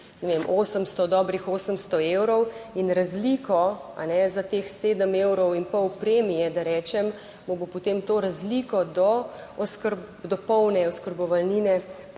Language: Slovenian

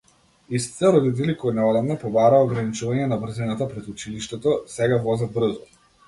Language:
Macedonian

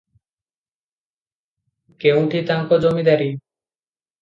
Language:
Odia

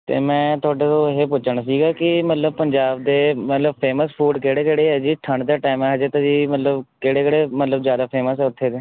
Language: Punjabi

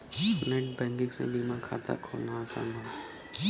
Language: Bhojpuri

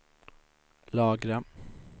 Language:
Swedish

